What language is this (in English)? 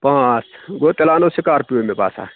Kashmiri